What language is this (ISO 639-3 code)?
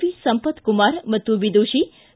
kan